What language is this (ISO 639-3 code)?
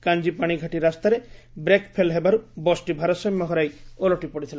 ori